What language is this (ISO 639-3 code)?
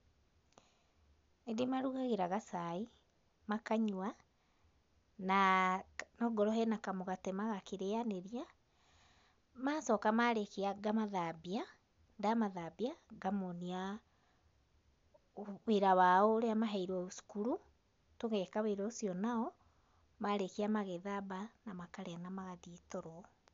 kik